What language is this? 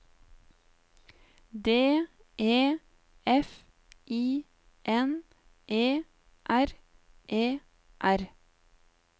Norwegian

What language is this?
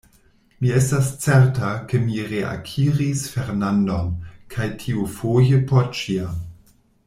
Esperanto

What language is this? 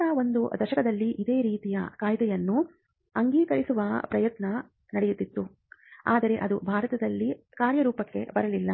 Kannada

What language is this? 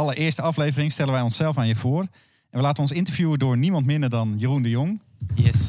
Dutch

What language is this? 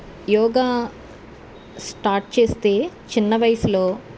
Telugu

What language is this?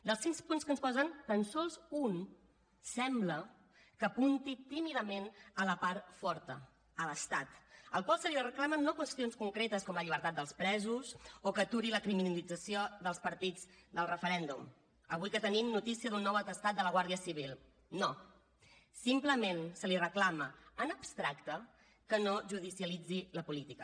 Catalan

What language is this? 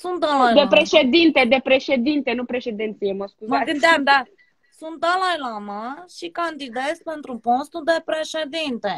Romanian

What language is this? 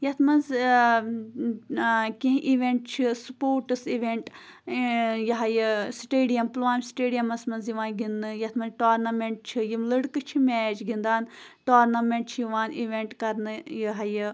Kashmiri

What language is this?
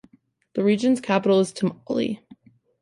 English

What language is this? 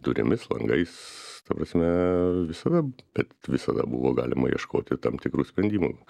Lithuanian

